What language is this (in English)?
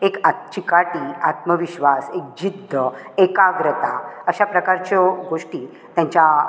Konkani